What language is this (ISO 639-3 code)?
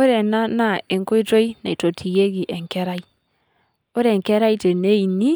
mas